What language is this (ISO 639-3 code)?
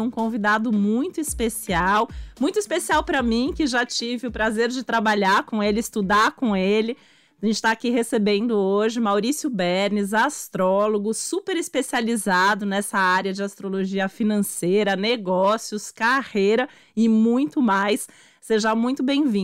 por